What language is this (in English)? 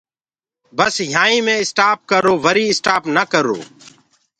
Gurgula